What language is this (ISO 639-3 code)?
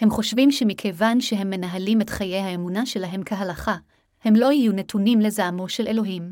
heb